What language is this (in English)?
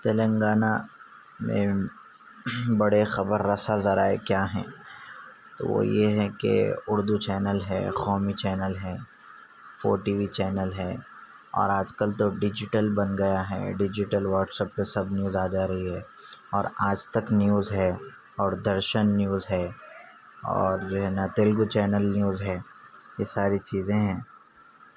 Urdu